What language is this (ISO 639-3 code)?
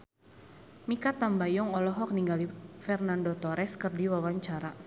sun